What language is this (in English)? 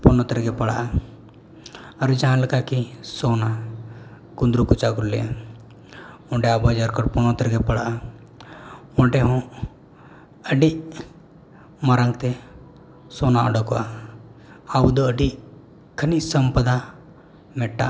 Santali